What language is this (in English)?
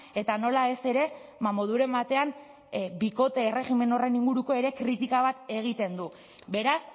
Basque